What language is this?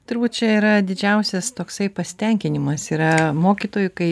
Lithuanian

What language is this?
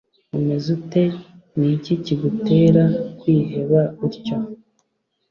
Kinyarwanda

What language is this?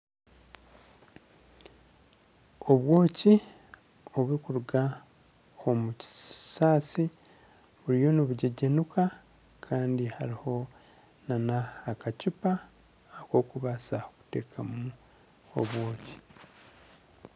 Nyankole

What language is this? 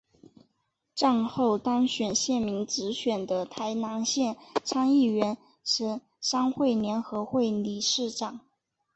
Chinese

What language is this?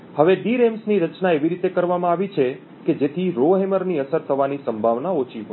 Gujarati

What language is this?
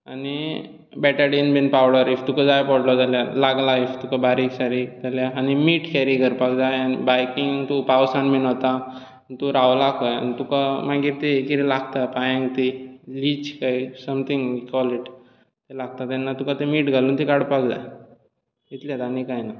Konkani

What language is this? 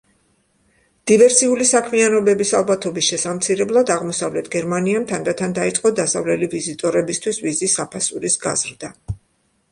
Georgian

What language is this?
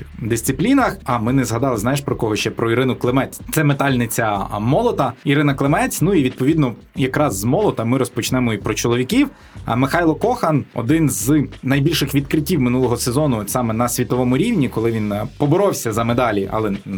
Ukrainian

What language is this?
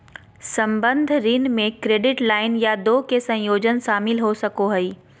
Magahi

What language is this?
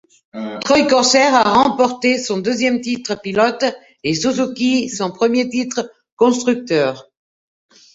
French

